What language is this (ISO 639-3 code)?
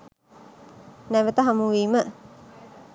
sin